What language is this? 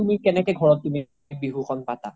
Assamese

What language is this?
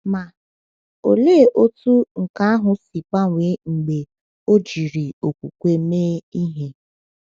Igbo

